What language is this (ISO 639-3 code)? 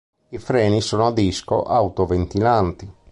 ita